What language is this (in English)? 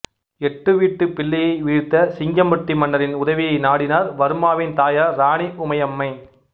Tamil